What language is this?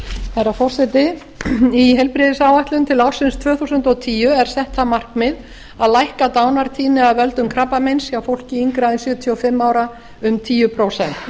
Icelandic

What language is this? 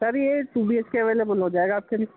Urdu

